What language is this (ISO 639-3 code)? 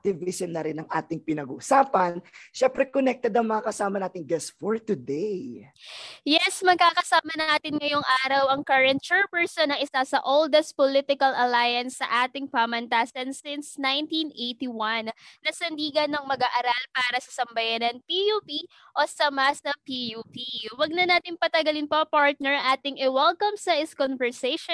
fil